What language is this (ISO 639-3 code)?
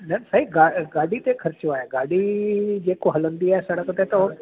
snd